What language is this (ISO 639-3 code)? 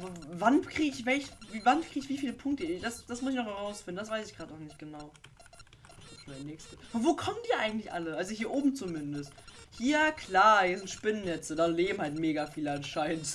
deu